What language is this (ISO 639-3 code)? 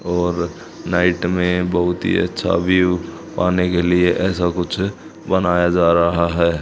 hin